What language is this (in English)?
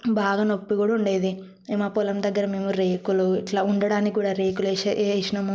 Telugu